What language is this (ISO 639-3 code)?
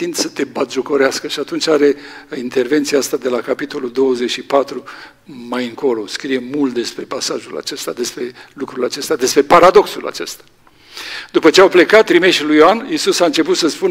ron